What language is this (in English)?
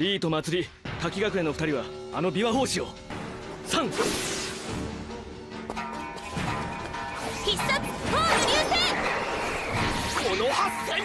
Japanese